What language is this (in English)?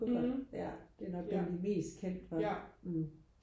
Danish